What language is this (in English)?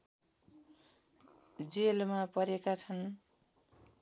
Nepali